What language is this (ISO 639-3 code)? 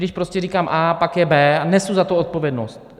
ces